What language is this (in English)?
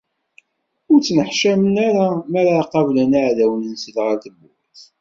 Kabyle